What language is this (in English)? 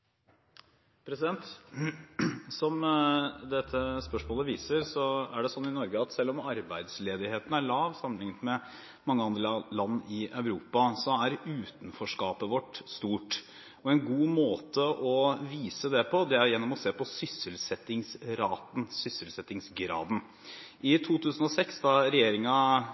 Norwegian